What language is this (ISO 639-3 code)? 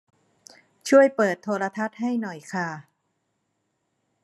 tha